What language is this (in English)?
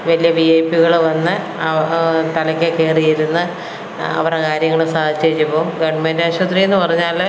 Malayalam